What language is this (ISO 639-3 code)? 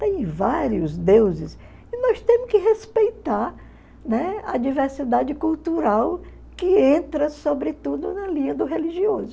por